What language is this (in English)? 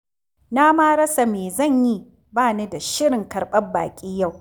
Hausa